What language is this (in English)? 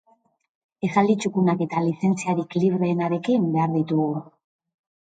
Basque